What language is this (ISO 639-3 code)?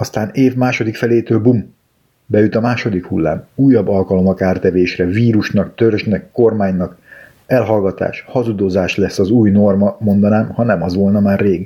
hun